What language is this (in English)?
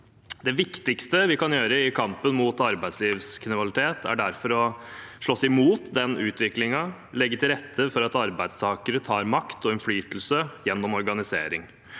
Norwegian